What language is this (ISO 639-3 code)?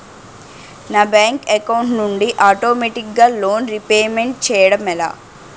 tel